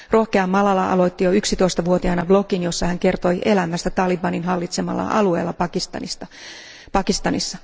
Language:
Finnish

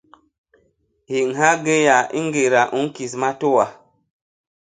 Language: Basaa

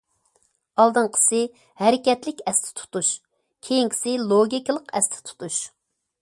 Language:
Uyghur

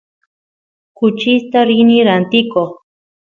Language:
Santiago del Estero Quichua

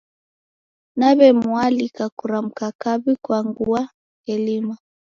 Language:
Taita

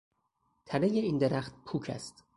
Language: Persian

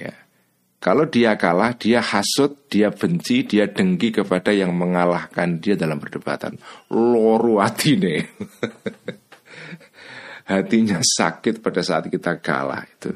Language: Indonesian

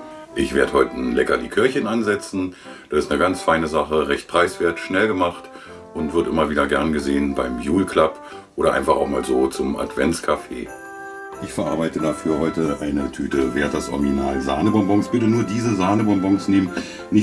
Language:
German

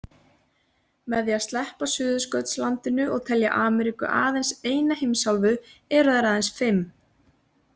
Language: Icelandic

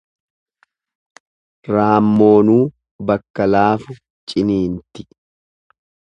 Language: Oromo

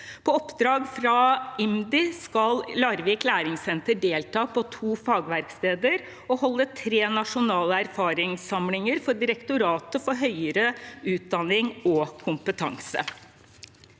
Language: Norwegian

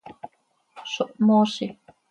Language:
Seri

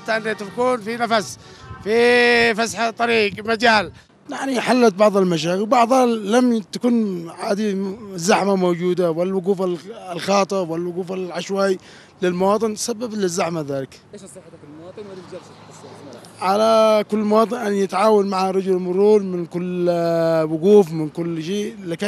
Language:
Arabic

